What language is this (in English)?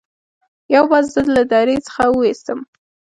Pashto